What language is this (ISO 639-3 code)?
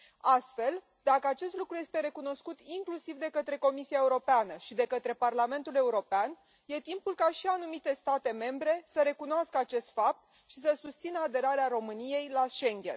ron